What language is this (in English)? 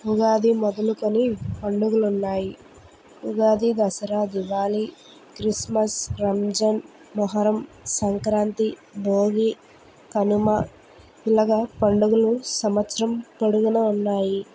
Telugu